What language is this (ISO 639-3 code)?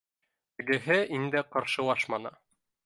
bak